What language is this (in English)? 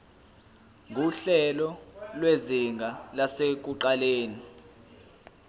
Zulu